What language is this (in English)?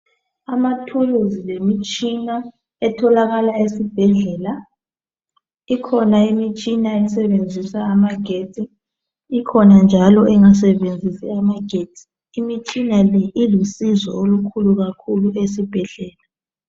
North Ndebele